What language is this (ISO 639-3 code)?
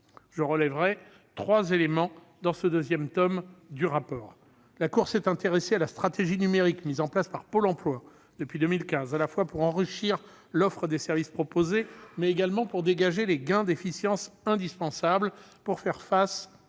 fra